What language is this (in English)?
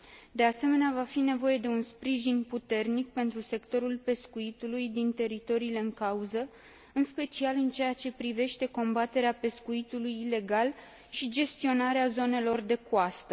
Romanian